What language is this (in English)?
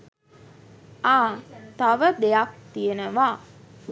Sinhala